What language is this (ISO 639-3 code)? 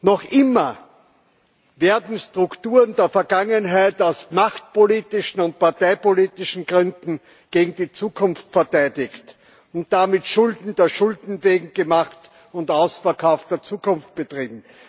deu